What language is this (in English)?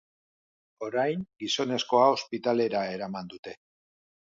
Basque